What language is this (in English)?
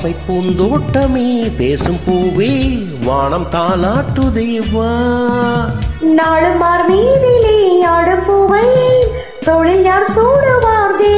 Tamil